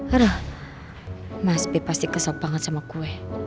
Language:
Indonesian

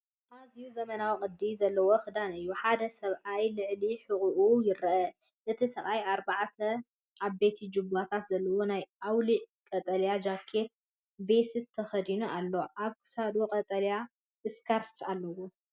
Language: Tigrinya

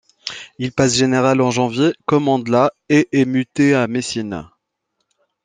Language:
French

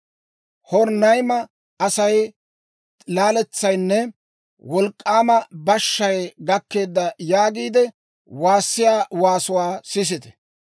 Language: Dawro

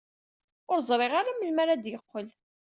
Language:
Kabyle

